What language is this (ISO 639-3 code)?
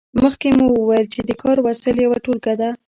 pus